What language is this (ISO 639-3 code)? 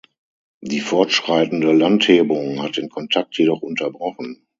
deu